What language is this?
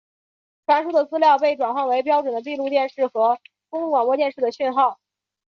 Chinese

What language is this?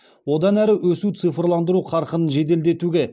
Kazakh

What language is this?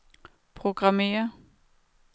Danish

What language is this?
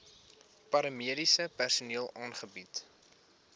Afrikaans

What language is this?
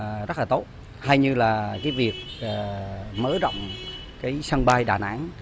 Vietnamese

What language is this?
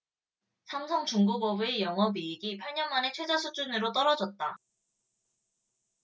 Korean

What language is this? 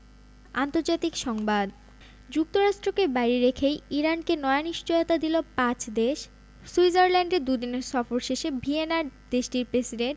Bangla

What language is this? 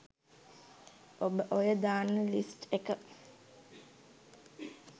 Sinhala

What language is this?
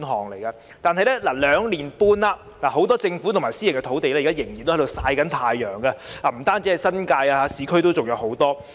Cantonese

